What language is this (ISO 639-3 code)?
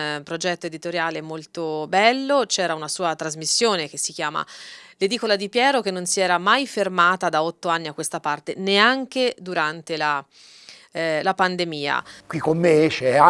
ita